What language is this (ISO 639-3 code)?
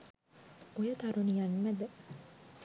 sin